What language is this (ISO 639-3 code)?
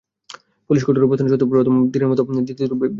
ben